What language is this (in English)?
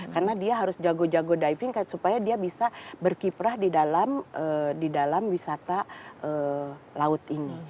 Indonesian